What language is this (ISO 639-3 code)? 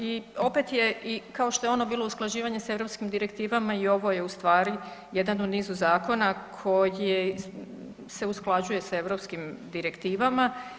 hrv